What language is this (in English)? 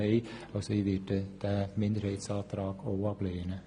Swiss German